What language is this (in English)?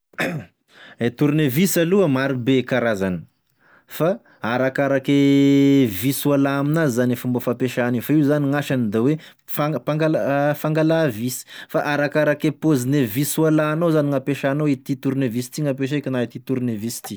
Tesaka Malagasy